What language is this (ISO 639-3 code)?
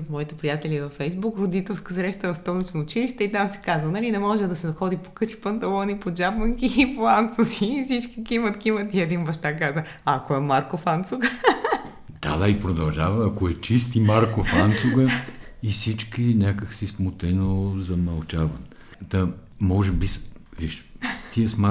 bul